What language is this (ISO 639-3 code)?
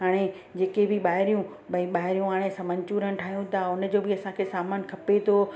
snd